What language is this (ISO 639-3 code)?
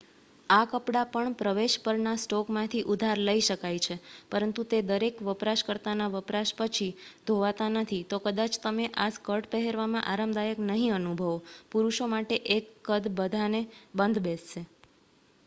guj